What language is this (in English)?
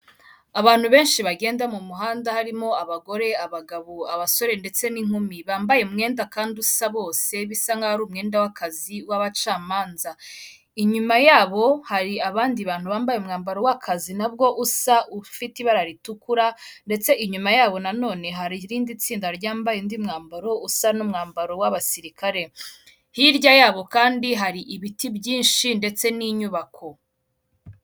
Kinyarwanda